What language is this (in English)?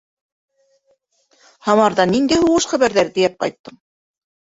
Bashkir